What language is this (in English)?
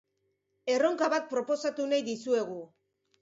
Basque